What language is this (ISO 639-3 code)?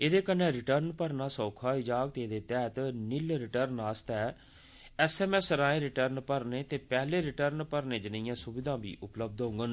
doi